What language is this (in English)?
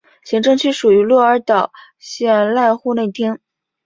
Chinese